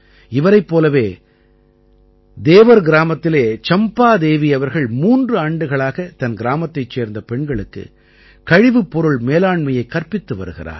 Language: Tamil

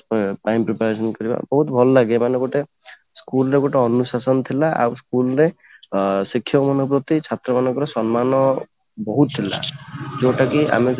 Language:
Odia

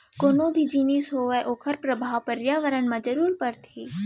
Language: Chhattisgarhi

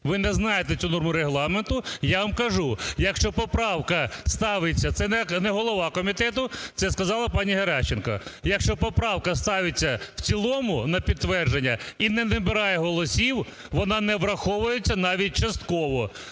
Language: Ukrainian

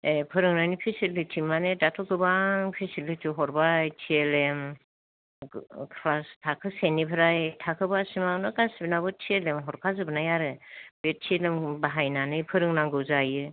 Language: Bodo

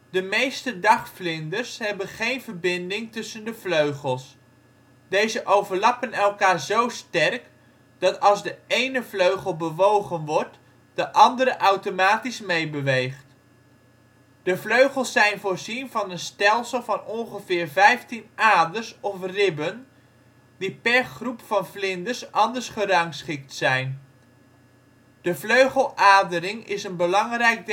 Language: Dutch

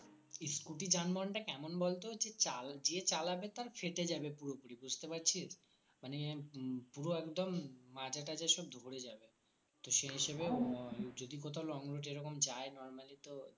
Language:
Bangla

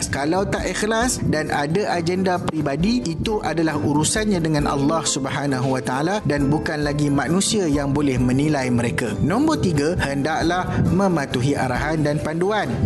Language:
Malay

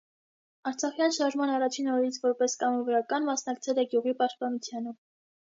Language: Armenian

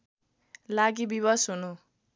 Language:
Nepali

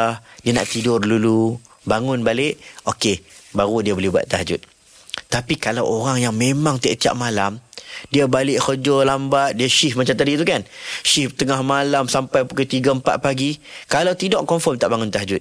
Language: Malay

